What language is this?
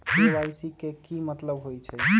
Magahi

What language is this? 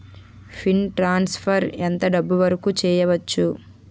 Telugu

